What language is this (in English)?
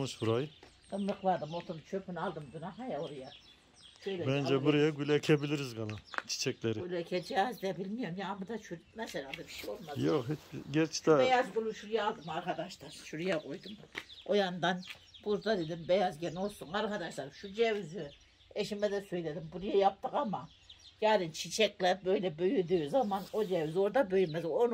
Turkish